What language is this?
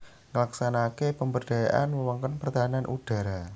Javanese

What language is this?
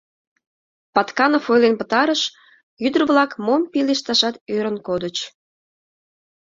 Mari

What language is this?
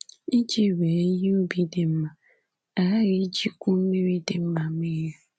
Igbo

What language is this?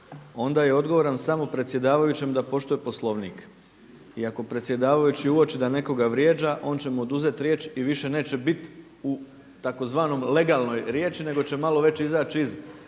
Croatian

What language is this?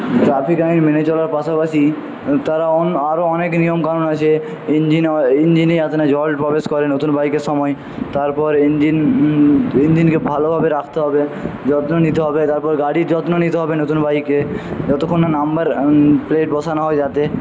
Bangla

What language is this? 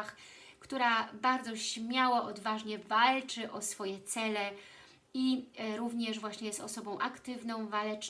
Polish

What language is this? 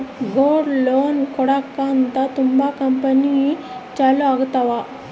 Kannada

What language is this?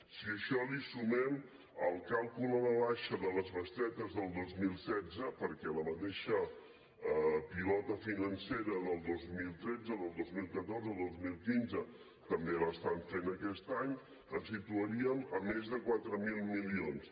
Catalan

